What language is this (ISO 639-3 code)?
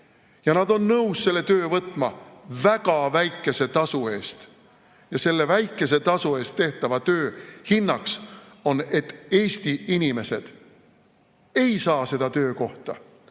est